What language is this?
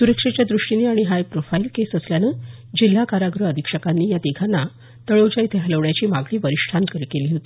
Marathi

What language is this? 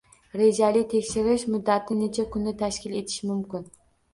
Uzbek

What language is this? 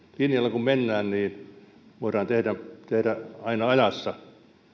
Finnish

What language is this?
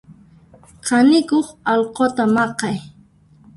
Puno Quechua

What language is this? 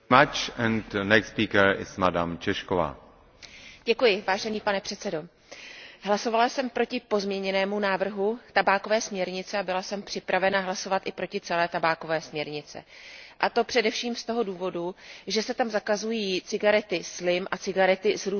Czech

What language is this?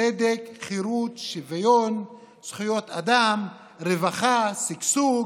Hebrew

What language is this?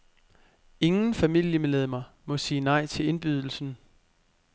Danish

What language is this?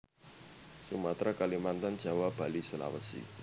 Javanese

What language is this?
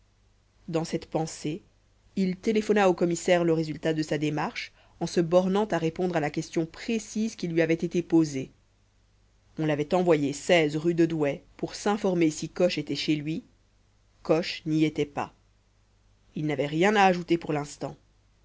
French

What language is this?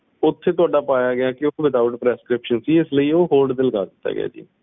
Punjabi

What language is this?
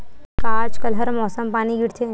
Chhattisgarhi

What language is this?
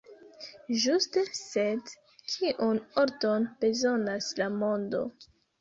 Esperanto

